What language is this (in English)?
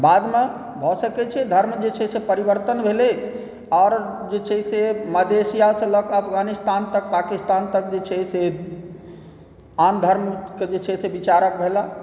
Maithili